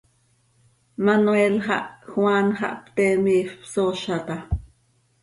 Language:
Seri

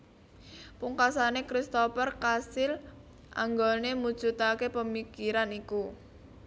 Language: Javanese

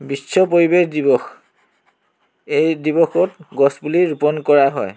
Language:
Assamese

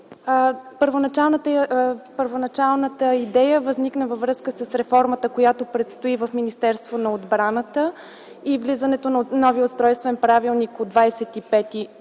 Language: Bulgarian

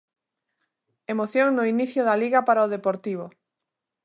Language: Galician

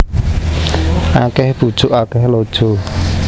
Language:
Javanese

